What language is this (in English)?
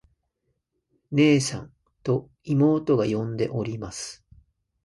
Japanese